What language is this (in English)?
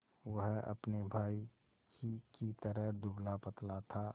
Hindi